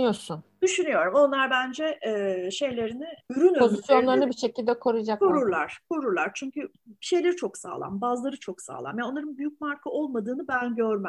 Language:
Turkish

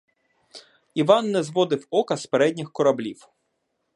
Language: Ukrainian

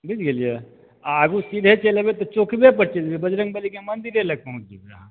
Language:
Maithili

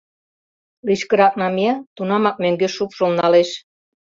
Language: Mari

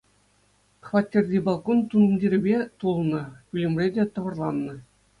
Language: Chuvash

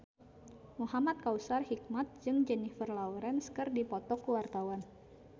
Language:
Sundanese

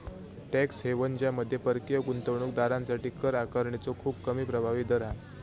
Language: Marathi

